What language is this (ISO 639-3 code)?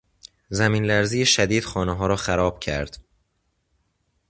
fas